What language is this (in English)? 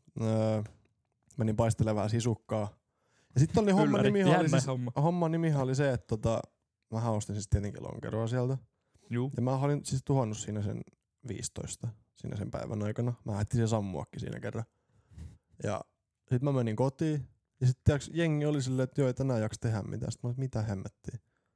Finnish